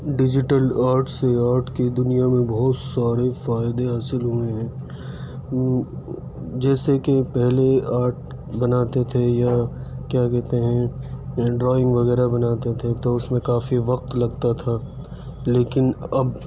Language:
Urdu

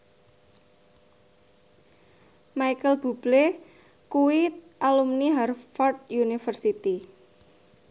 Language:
Javanese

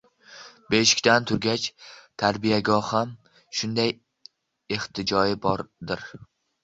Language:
Uzbek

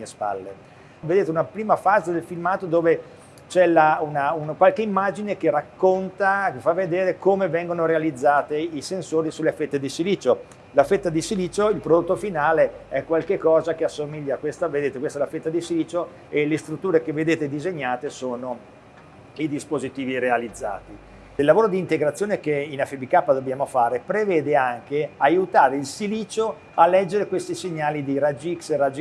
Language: Italian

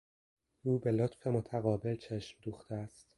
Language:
Persian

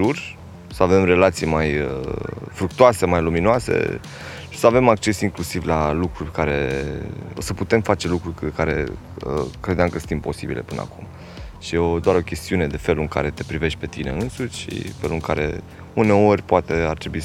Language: Romanian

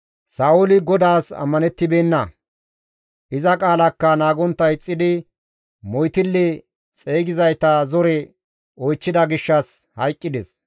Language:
Gamo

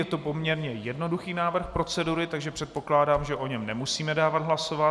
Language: Czech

